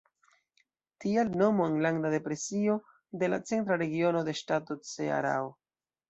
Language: Esperanto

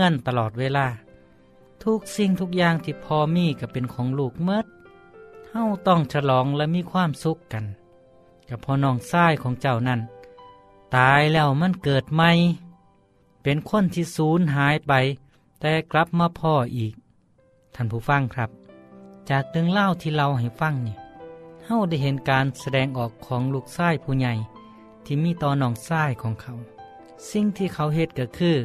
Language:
Thai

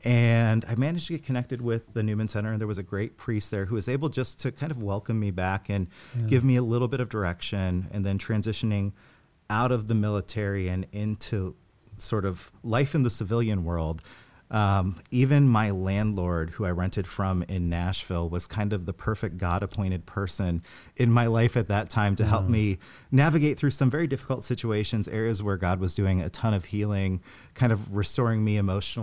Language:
English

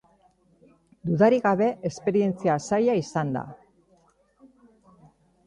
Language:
Basque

